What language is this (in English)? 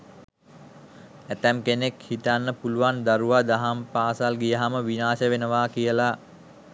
Sinhala